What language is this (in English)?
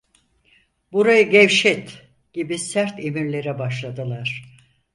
Turkish